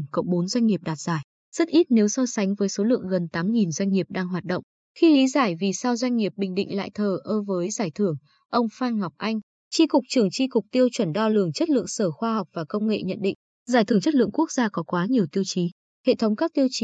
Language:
Vietnamese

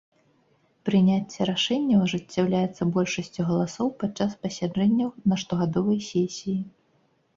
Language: Belarusian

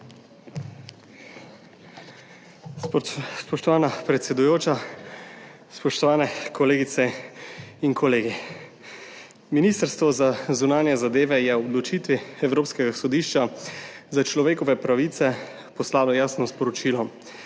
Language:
Slovenian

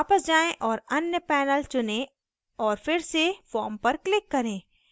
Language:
Hindi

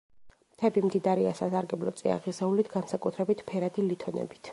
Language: Georgian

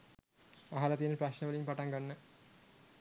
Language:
Sinhala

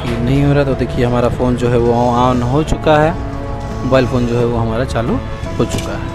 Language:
Hindi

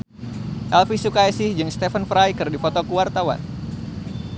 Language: Sundanese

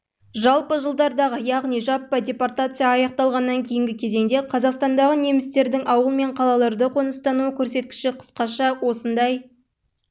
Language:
Kazakh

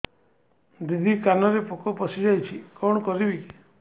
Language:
Odia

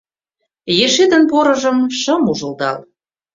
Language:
Mari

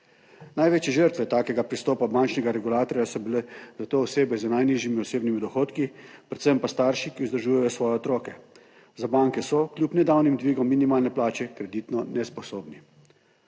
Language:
Slovenian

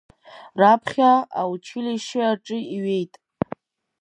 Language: Abkhazian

